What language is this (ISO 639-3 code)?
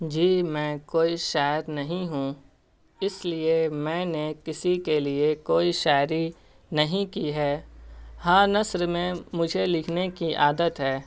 urd